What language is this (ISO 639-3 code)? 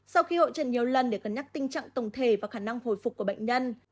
vie